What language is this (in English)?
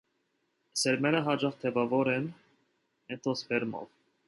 Armenian